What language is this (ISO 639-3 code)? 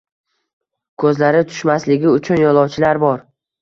uzb